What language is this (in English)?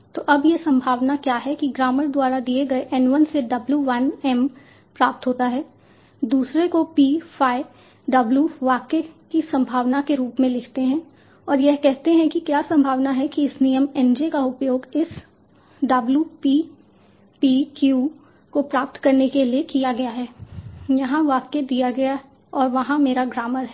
Hindi